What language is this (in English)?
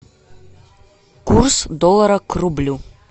Russian